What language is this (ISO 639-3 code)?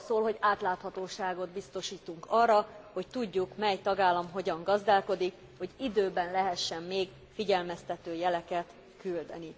hun